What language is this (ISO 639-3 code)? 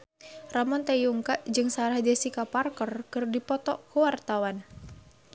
sun